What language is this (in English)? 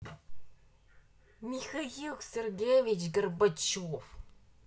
Russian